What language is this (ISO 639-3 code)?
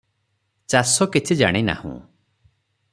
ori